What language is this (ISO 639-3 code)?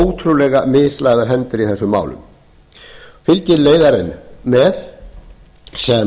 isl